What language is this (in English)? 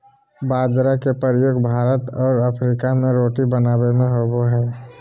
Magahi